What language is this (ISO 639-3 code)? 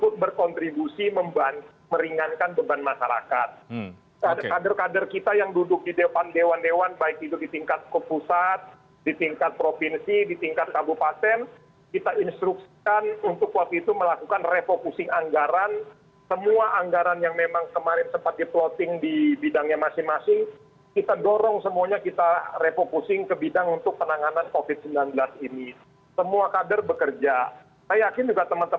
ind